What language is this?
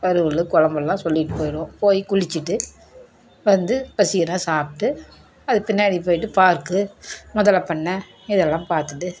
Tamil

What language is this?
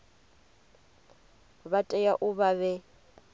Venda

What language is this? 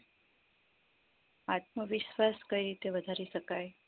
Gujarati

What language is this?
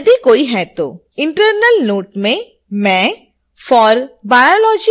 Hindi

